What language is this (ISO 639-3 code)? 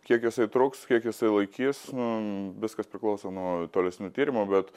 lit